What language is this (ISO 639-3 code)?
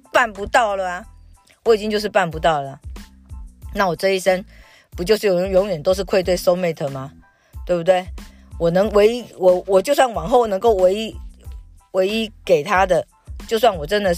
zho